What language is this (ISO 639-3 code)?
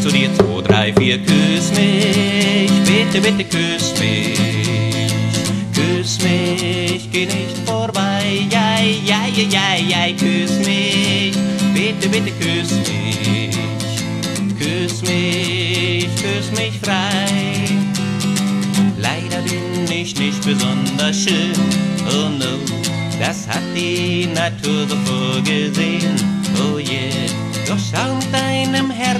nld